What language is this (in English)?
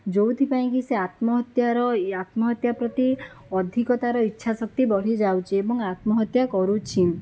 Odia